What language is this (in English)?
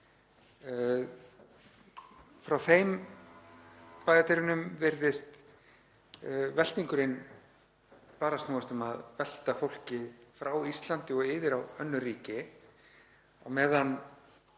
Icelandic